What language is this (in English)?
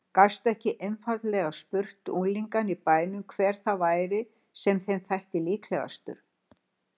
Icelandic